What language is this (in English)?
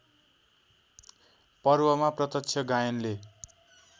Nepali